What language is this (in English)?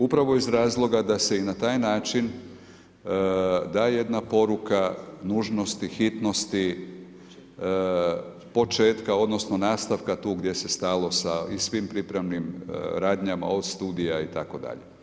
Croatian